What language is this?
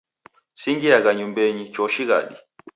Taita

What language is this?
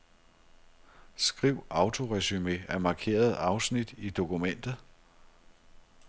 Danish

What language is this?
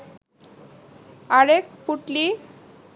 Bangla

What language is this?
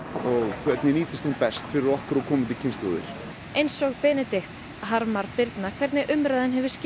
Icelandic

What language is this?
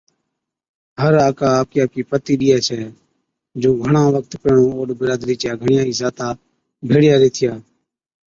Od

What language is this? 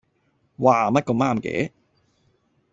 Cantonese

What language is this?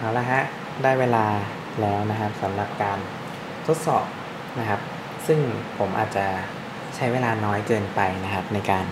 Thai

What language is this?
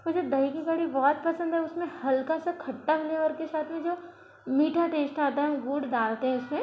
Hindi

